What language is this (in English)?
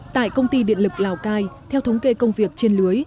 Vietnamese